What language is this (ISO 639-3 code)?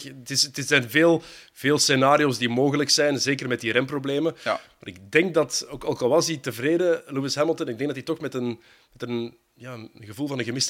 nld